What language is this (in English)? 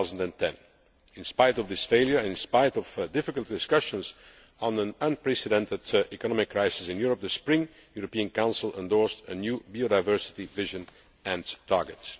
English